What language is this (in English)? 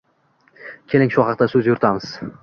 Uzbek